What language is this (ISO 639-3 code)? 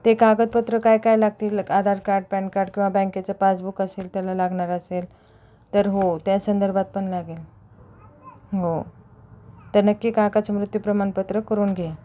mar